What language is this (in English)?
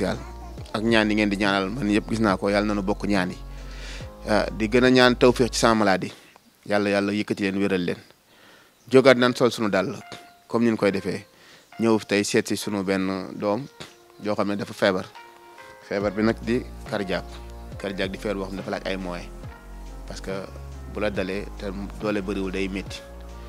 Indonesian